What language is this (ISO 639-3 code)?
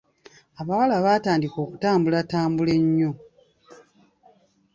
lug